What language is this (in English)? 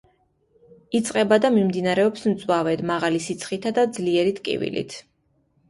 Georgian